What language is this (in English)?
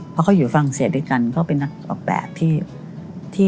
Thai